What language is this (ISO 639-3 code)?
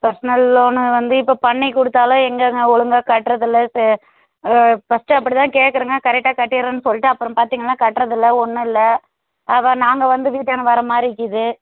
tam